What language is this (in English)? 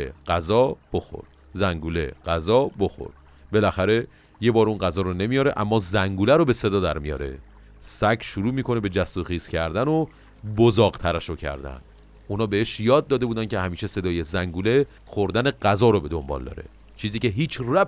Persian